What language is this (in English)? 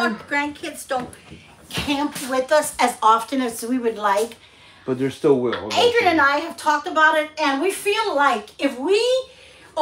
English